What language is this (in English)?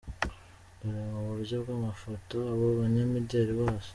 Kinyarwanda